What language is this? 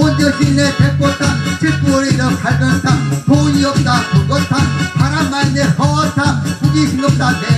Korean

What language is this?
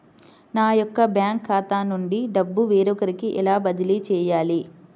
Telugu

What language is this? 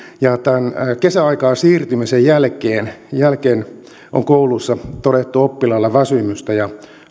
Finnish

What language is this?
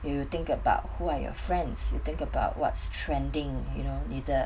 English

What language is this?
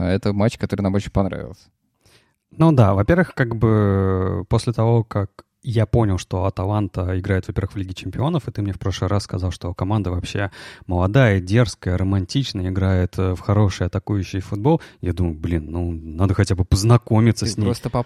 Russian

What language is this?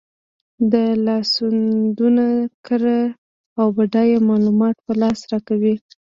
Pashto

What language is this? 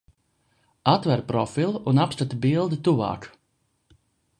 Latvian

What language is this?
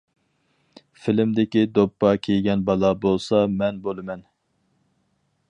Uyghur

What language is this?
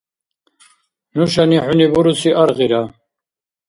Dargwa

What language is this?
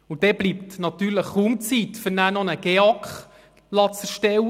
Swiss German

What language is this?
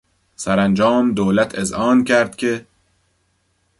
Persian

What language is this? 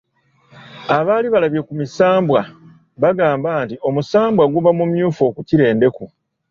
Ganda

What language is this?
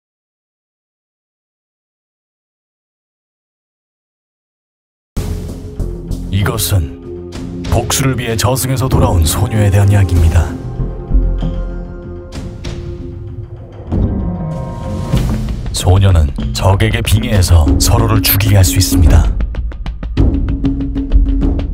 Korean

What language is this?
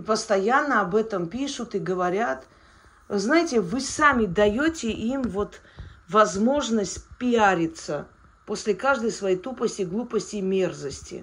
Russian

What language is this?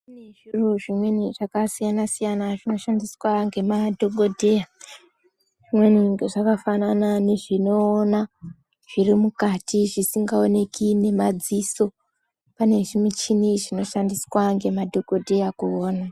Ndau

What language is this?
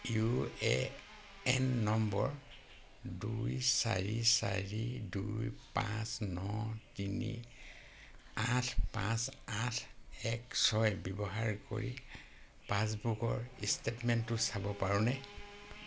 Assamese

